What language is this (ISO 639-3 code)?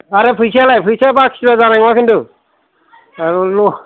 brx